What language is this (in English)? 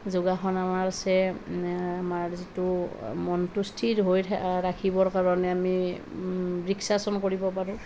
Assamese